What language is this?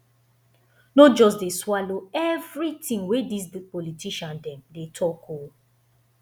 Nigerian Pidgin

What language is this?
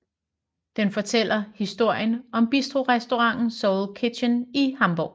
Danish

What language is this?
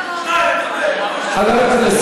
Hebrew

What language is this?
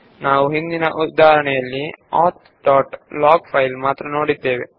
Kannada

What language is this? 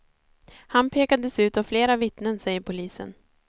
Swedish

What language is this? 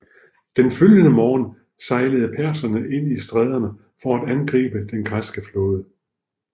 Danish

